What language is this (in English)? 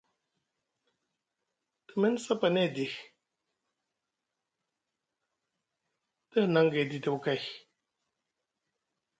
Musgu